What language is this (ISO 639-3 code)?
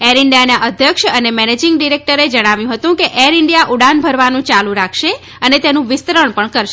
guj